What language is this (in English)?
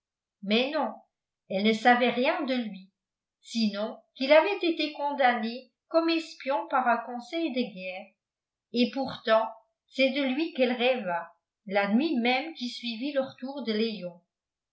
French